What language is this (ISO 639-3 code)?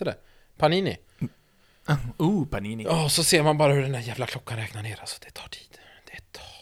swe